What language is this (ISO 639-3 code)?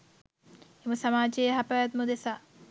sin